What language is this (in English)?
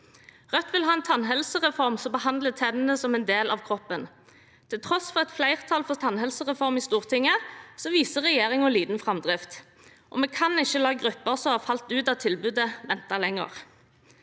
Norwegian